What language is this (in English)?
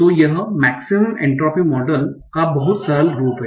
Hindi